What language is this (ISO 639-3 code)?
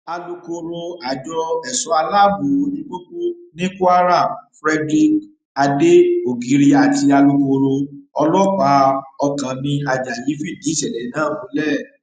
yor